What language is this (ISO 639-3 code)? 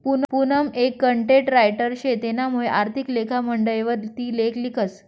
mar